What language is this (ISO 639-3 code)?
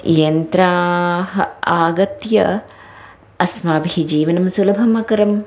san